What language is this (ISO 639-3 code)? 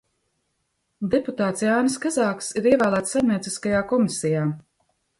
lav